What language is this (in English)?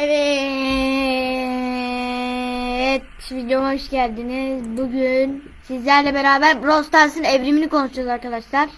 Turkish